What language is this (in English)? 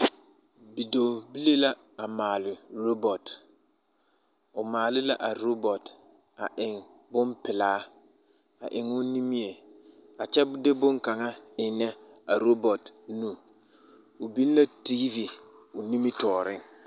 Southern Dagaare